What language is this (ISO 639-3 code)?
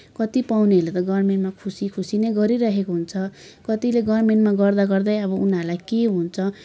nep